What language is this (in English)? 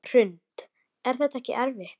Icelandic